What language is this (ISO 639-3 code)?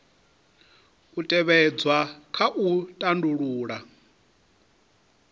ven